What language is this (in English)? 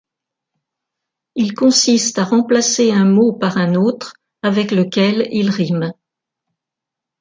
French